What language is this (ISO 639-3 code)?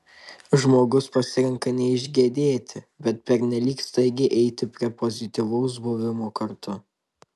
lit